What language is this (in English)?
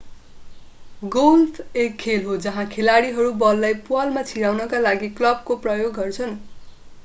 Nepali